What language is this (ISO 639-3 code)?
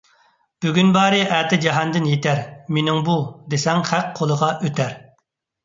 uig